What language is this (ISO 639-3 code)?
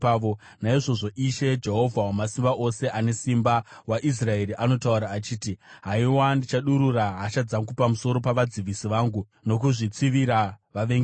sna